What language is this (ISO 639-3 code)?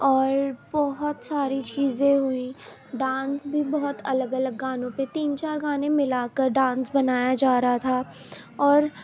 urd